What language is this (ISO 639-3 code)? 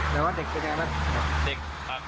tha